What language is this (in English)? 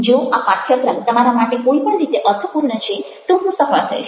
Gujarati